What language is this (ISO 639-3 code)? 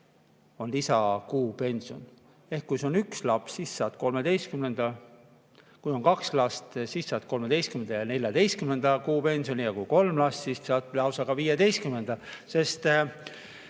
est